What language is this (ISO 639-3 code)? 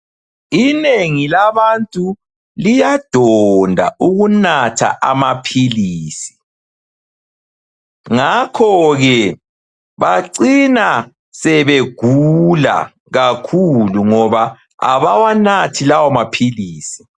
nde